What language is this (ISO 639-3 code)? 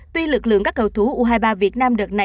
vie